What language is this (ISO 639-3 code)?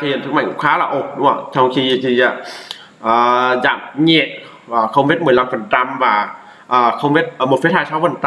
vie